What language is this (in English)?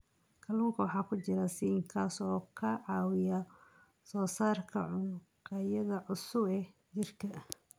Somali